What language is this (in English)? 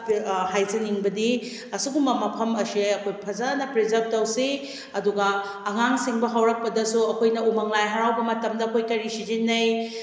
Manipuri